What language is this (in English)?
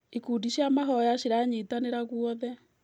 Kikuyu